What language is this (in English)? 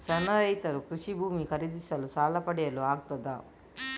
Kannada